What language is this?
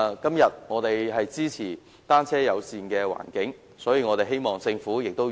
Cantonese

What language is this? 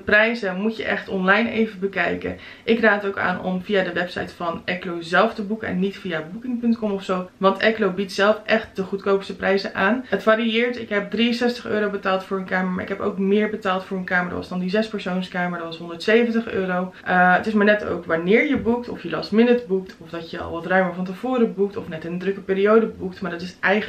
Dutch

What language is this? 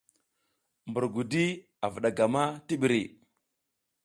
South Giziga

